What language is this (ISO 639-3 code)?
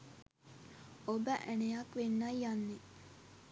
sin